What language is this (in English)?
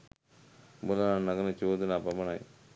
Sinhala